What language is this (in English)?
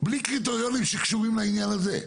Hebrew